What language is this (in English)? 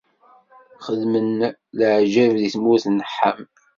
Kabyle